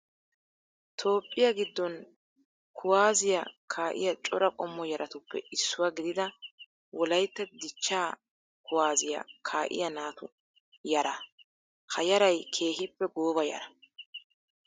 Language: Wolaytta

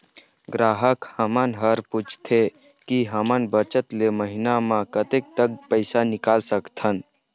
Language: Chhattisgarhi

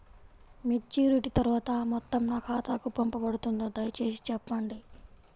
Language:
Telugu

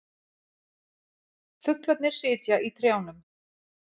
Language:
Icelandic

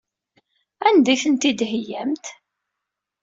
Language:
Kabyle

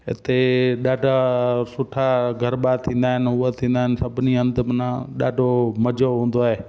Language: Sindhi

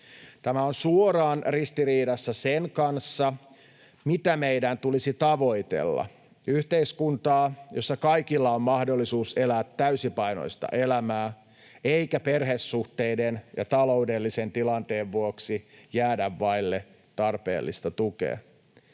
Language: Finnish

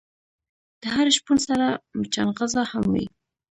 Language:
Pashto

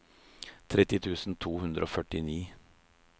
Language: Norwegian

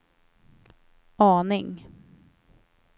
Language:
Swedish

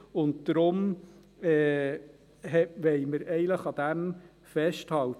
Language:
Swiss German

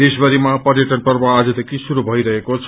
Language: Nepali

